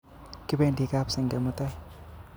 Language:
Kalenjin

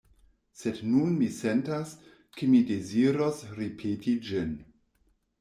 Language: Esperanto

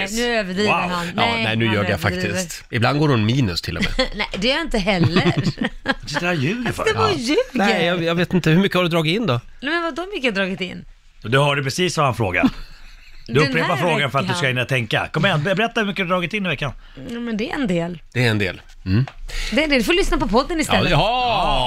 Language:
Swedish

